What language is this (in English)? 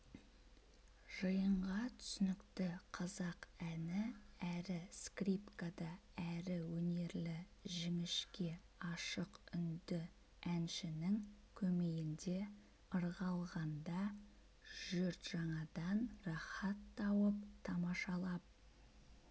Kazakh